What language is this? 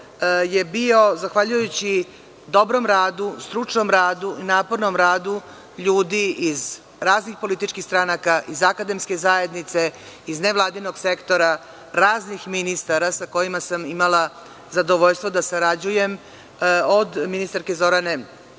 Serbian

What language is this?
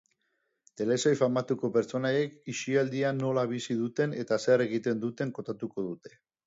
Basque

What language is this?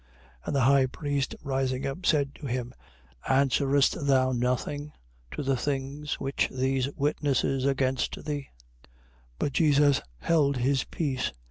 English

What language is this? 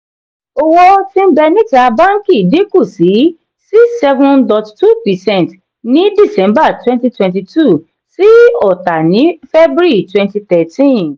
Yoruba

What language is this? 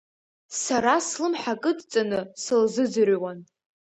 Abkhazian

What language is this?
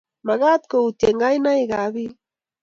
Kalenjin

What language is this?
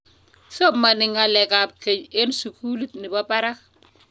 Kalenjin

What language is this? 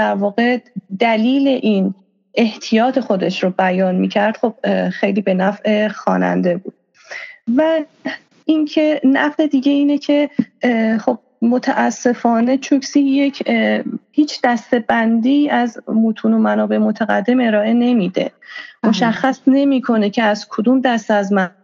Persian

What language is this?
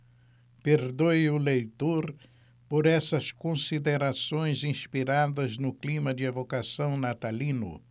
Portuguese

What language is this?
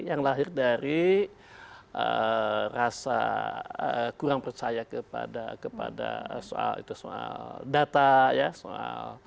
Indonesian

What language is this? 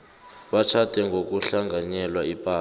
South Ndebele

